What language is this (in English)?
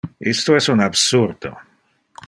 Interlingua